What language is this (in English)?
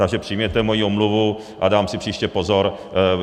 Czech